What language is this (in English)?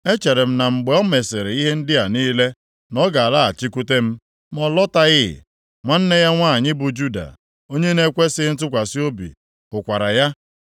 Igbo